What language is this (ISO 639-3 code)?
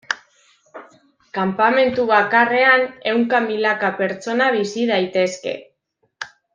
eus